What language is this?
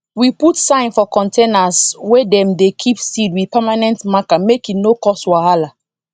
Nigerian Pidgin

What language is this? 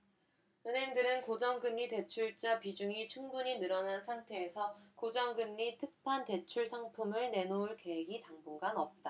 Korean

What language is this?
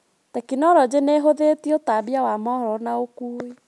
Kikuyu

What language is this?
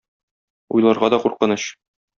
Tatar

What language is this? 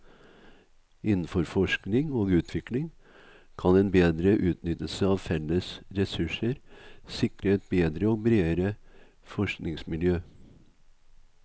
Norwegian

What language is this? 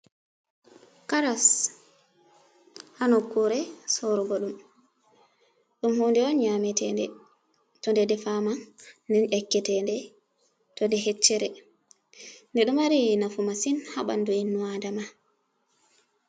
Fula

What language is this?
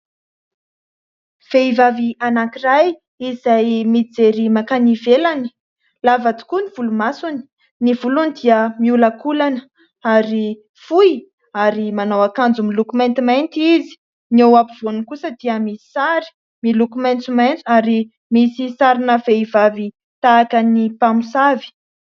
Malagasy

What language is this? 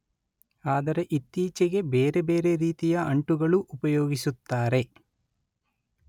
Kannada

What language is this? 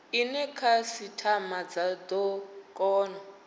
Venda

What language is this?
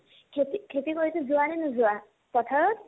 Assamese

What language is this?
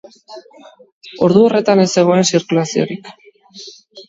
Basque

